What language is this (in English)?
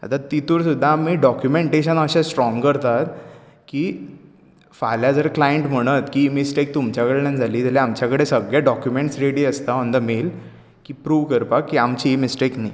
Konkani